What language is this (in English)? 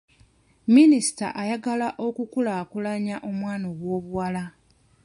Ganda